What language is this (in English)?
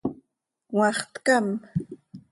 Seri